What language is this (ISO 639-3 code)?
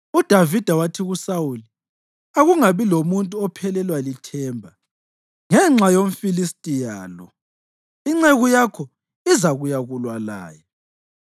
nde